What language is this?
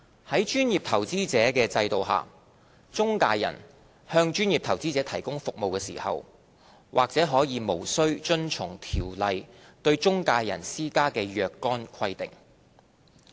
Cantonese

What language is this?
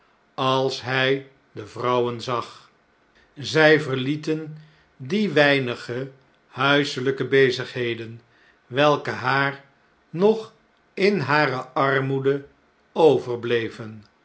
Dutch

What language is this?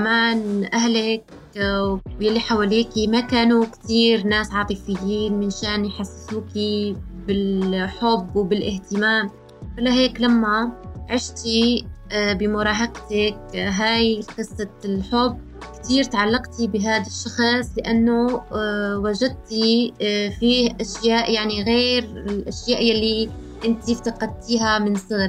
Arabic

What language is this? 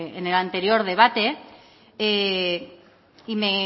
Spanish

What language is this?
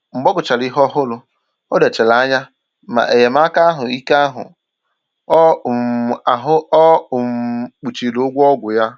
Igbo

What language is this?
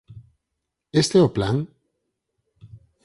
Galician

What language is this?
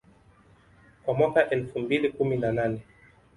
Swahili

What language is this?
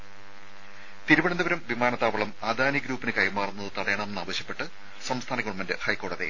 Malayalam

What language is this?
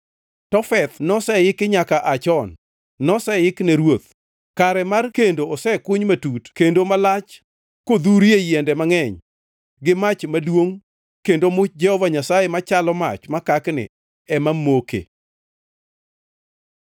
Luo (Kenya and Tanzania)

